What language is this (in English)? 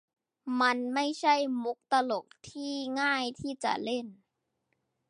Thai